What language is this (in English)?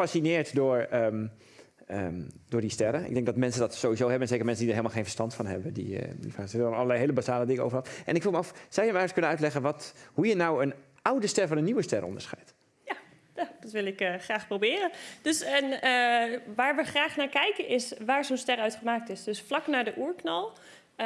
Dutch